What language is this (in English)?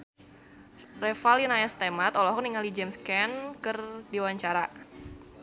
Sundanese